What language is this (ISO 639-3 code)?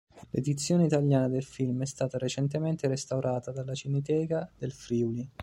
ita